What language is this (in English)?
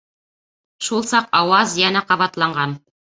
Bashkir